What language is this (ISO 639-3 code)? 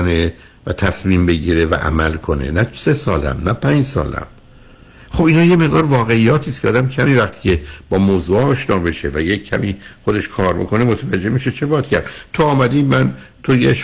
fas